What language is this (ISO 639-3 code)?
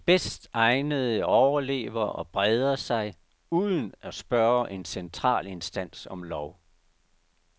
dan